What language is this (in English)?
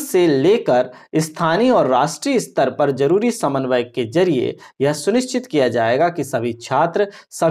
Hindi